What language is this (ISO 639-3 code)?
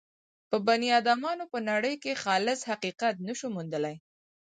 pus